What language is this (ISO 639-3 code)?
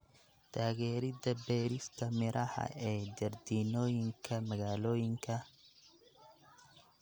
som